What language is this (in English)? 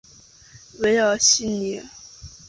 Chinese